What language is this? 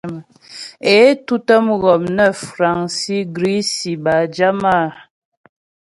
Ghomala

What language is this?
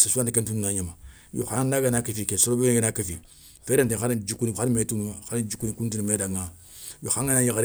Soninke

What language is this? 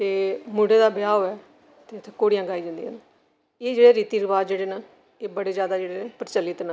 Dogri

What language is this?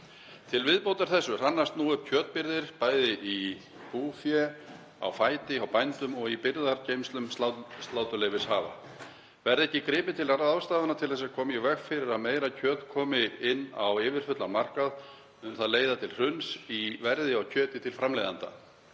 Icelandic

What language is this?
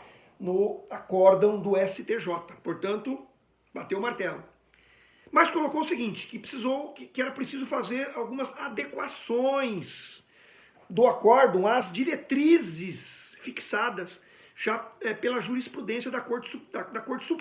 Portuguese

